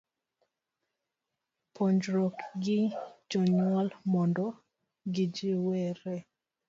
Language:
Luo (Kenya and Tanzania)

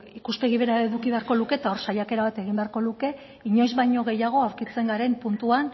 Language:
Basque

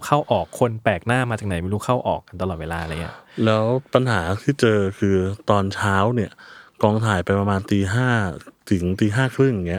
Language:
Thai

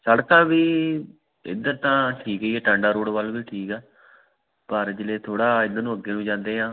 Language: Punjabi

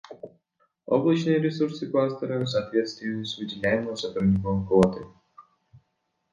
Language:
Russian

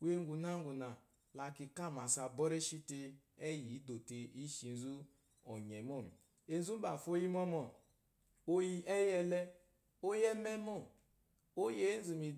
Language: Eloyi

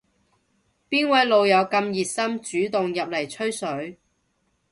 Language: Cantonese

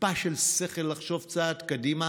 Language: Hebrew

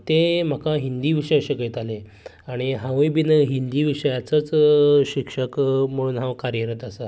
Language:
Konkani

